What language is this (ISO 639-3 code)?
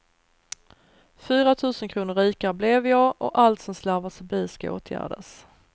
swe